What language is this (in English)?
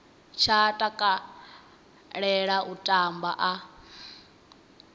Venda